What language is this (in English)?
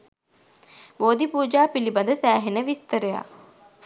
Sinhala